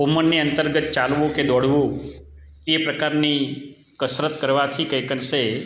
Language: Gujarati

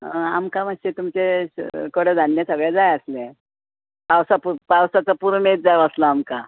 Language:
Konkani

